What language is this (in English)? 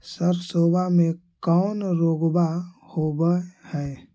Magahi